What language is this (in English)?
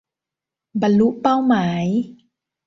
Thai